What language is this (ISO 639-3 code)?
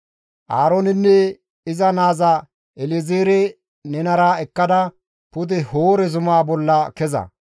gmv